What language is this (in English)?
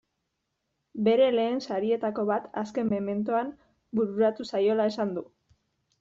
Basque